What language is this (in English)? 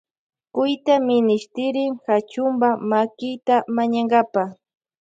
Loja Highland Quichua